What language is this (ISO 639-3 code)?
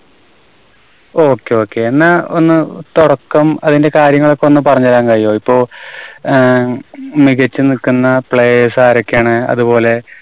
mal